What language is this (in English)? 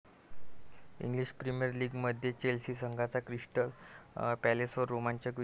Marathi